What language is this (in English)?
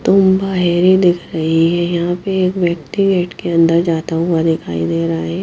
Hindi